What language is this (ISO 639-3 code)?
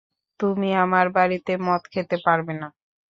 ben